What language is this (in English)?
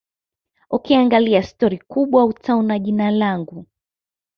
Swahili